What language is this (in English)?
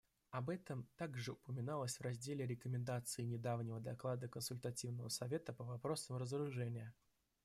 Russian